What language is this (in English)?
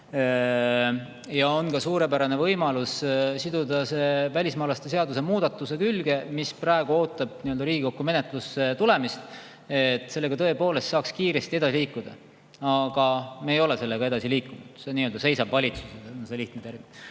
Estonian